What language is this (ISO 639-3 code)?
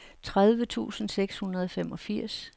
dan